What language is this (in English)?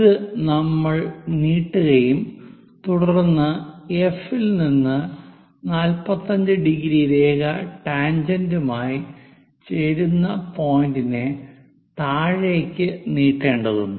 Malayalam